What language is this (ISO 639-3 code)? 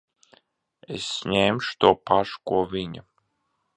lav